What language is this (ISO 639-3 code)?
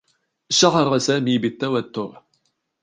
ara